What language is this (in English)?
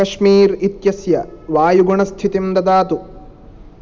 Sanskrit